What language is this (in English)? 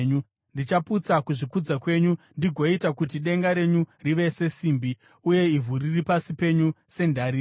Shona